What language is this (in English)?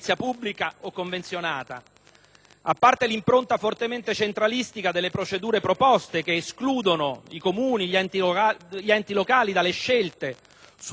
Italian